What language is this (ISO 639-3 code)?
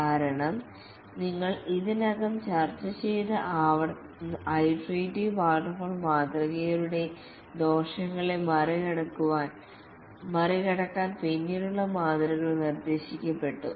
mal